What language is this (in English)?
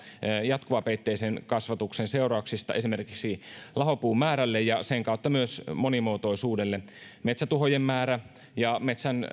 Finnish